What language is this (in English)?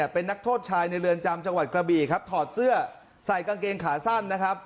Thai